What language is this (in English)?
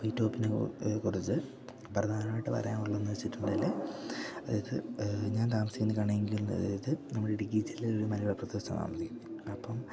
Malayalam